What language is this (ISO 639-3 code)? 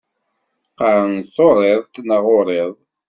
kab